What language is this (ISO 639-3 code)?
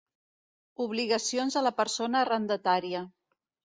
cat